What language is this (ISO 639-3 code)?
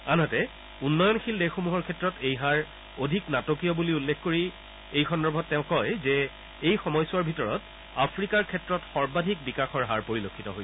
asm